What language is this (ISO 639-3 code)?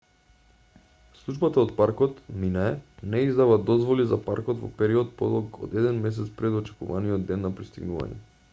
mkd